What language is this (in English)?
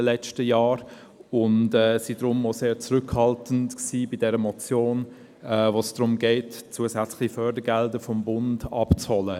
Swiss German